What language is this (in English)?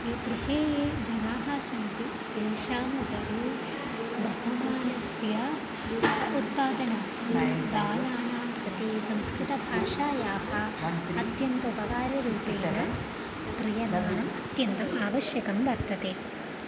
Sanskrit